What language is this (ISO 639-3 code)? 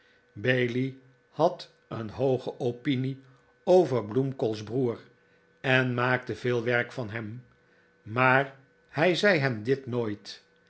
nld